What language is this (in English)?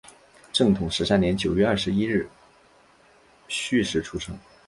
Chinese